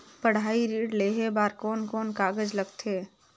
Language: Chhattisgarhi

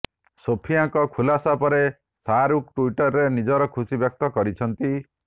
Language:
Odia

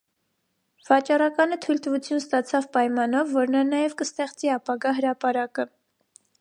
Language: Armenian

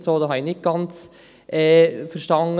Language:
Swiss German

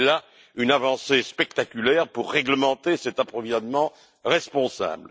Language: French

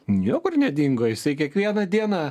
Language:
Lithuanian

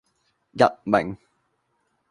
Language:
Cantonese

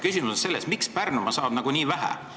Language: Estonian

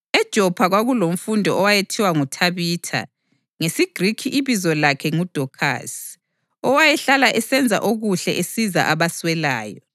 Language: North Ndebele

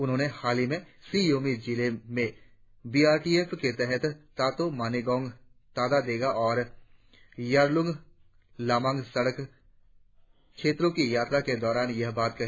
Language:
Hindi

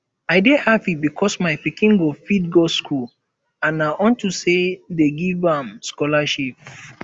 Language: Nigerian Pidgin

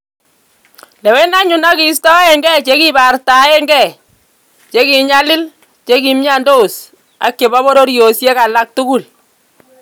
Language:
Kalenjin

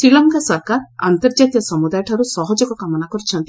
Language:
Odia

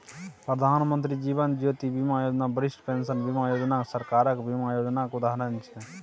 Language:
Maithili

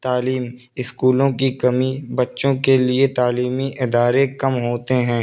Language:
Urdu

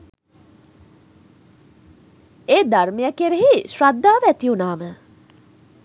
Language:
Sinhala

